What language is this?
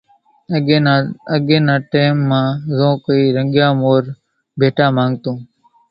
Kachi Koli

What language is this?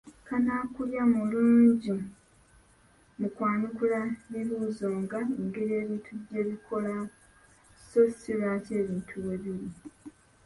Ganda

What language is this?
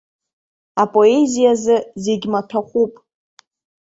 Abkhazian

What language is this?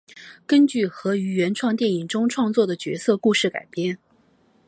Chinese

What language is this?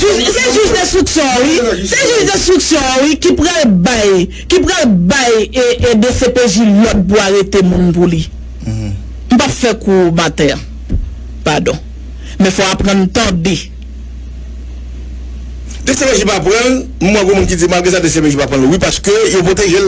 French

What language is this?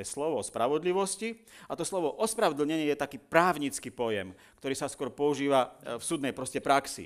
Slovak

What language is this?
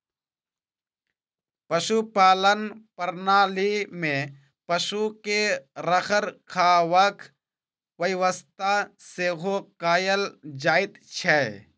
Maithili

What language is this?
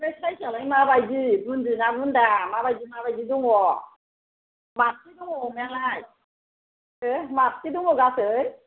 Bodo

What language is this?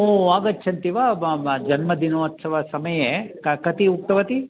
Sanskrit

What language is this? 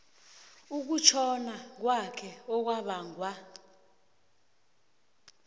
South Ndebele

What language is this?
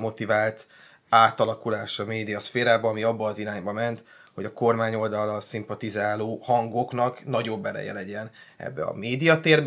Hungarian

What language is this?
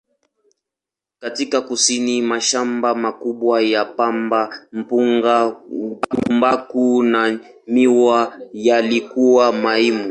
Swahili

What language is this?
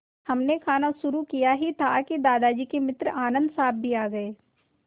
Hindi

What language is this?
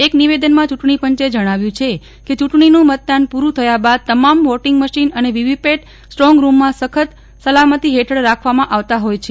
Gujarati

